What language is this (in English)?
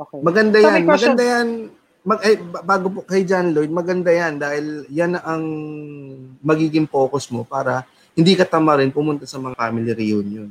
Filipino